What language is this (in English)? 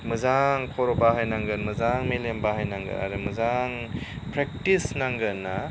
Bodo